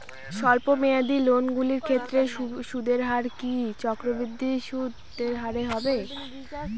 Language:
Bangla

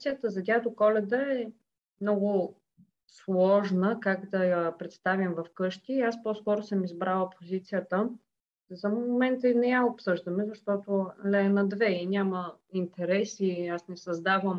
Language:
Bulgarian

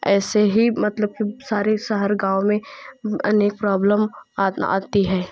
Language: Hindi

